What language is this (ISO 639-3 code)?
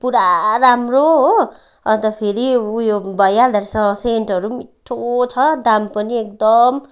nep